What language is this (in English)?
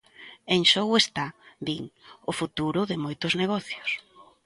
Galician